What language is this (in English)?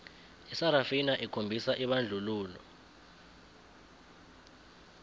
South Ndebele